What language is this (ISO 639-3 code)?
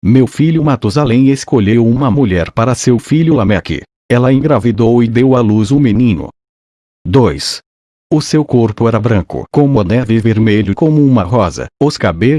por